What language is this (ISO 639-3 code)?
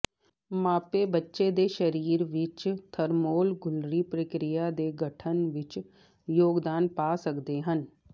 pan